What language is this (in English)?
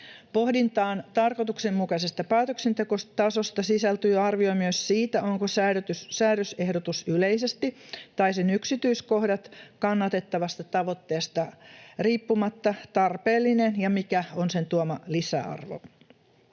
Finnish